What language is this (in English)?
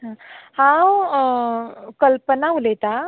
Konkani